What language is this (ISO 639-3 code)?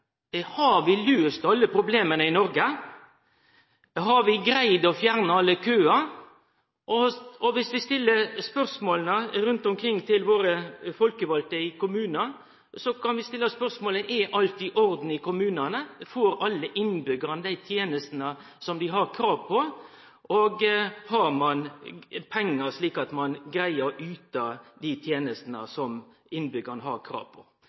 nno